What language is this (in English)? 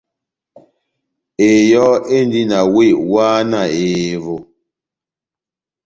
Batanga